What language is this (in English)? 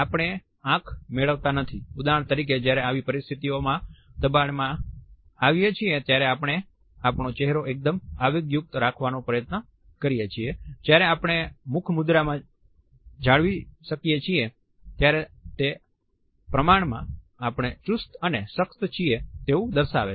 Gujarati